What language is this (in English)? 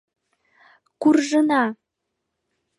Mari